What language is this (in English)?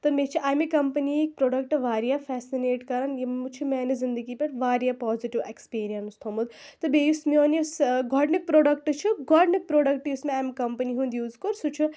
Kashmiri